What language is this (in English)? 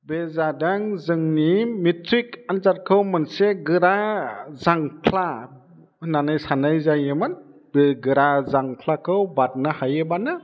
Bodo